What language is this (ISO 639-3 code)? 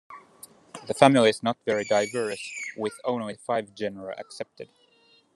eng